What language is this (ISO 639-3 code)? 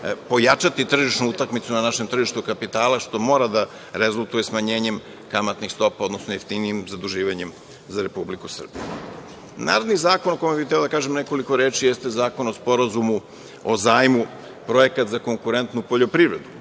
srp